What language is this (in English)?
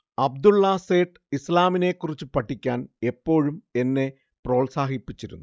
Malayalam